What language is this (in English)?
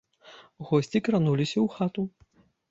Belarusian